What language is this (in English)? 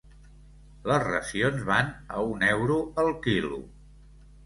Catalan